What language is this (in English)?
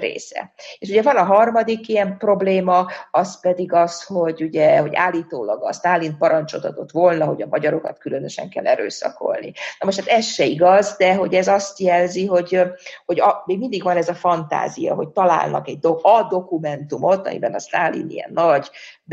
Hungarian